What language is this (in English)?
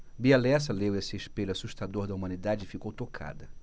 Portuguese